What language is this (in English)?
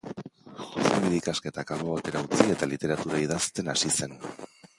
Basque